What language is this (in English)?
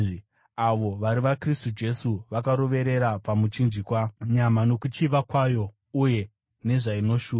Shona